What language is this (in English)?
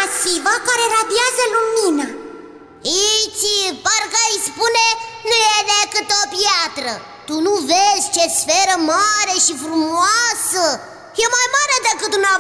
Romanian